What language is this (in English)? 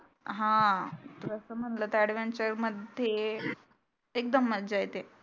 Marathi